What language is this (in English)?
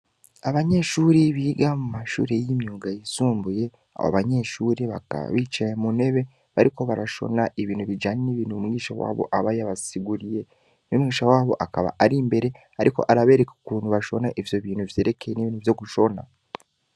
Rundi